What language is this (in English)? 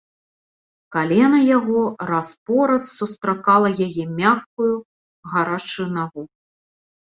Belarusian